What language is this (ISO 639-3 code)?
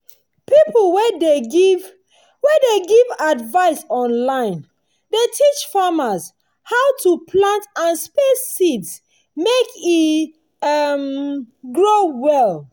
pcm